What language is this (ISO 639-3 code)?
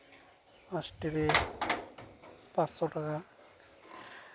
sat